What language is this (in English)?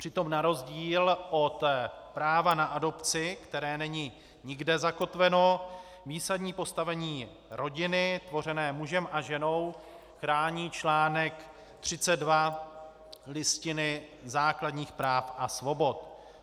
Czech